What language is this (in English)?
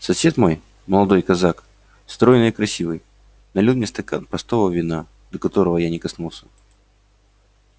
Russian